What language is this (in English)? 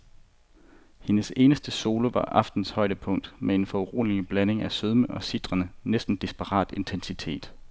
Danish